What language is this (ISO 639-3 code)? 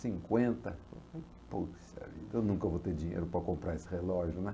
por